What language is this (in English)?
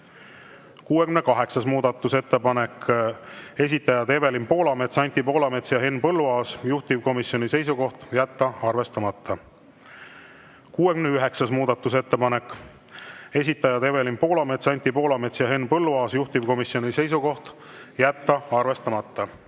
Estonian